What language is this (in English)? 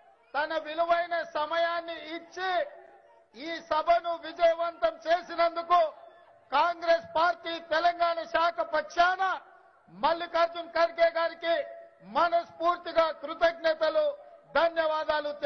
Romanian